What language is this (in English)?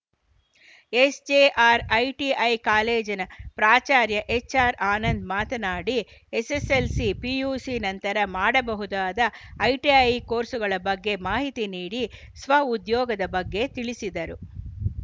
Kannada